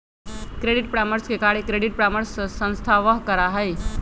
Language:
Magahi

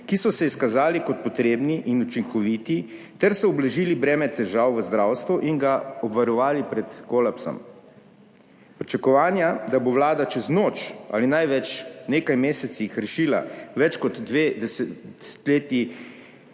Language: Slovenian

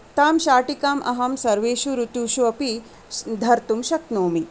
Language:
Sanskrit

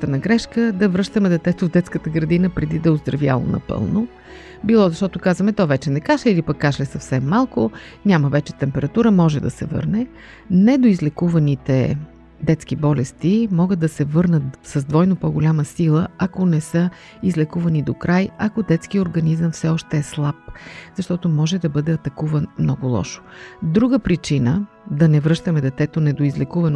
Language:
Bulgarian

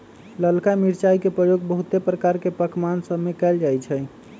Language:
Magahi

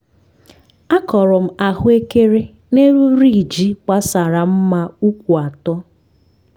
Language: Igbo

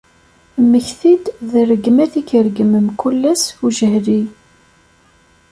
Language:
Kabyle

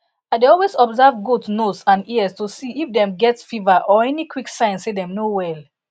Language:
Nigerian Pidgin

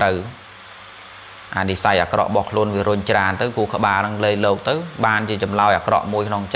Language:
Vietnamese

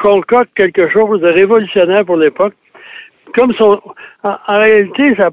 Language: French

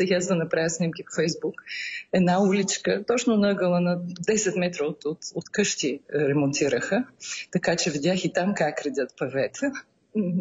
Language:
Bulgarian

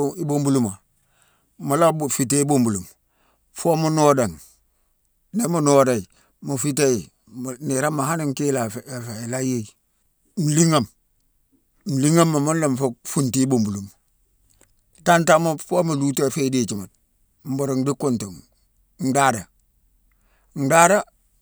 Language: Mansoanka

